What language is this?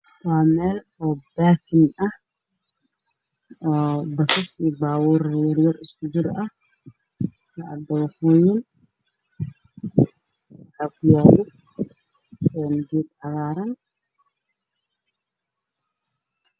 Somali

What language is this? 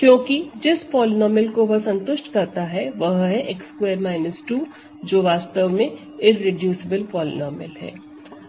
Hindi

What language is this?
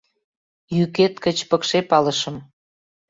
Mari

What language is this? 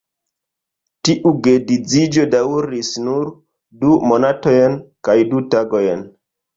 Esperanto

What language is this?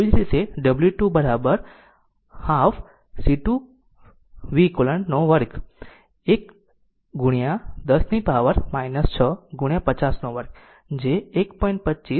Gujarati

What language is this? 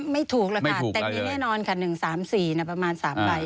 Thai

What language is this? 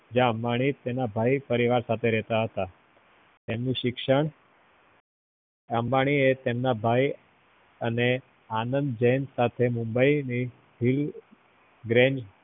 Gujarati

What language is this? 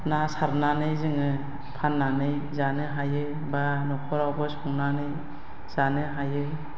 Bodo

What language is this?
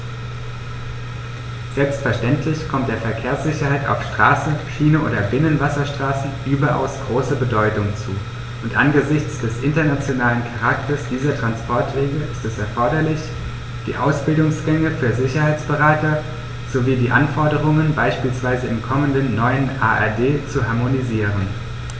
German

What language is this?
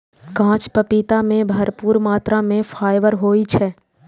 Maithili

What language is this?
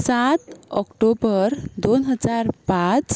Konkani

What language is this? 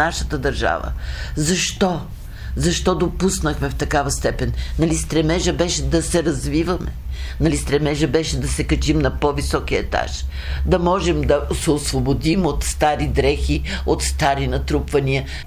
Bulgarian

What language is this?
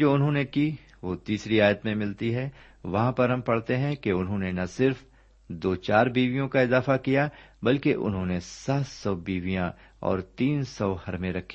Urdu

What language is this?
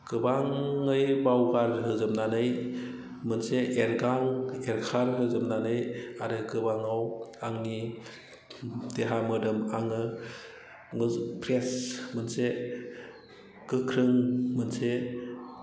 Bodo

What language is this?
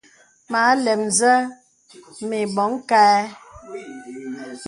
Bebele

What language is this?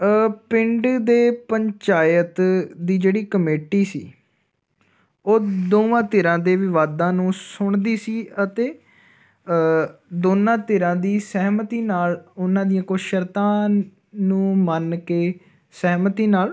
Punjabi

